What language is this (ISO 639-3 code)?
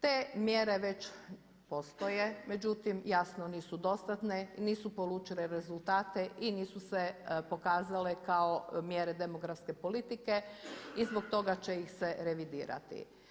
hrv